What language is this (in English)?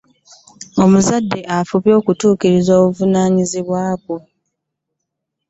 Ganda